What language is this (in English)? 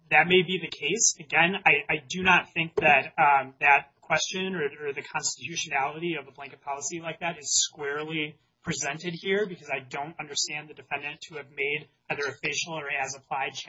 English